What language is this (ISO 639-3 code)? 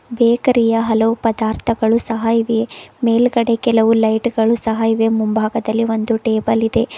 kan